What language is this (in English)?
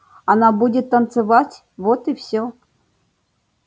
Russian